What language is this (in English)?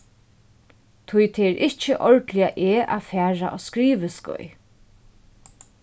Faroese